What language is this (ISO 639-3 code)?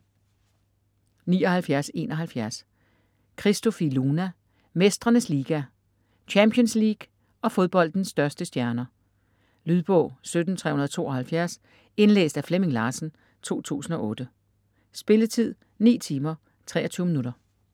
dan